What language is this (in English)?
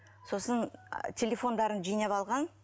Kazakh